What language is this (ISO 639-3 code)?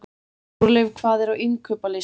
isl